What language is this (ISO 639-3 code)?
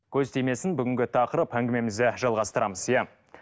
kaz